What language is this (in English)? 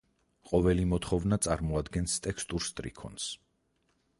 Georgian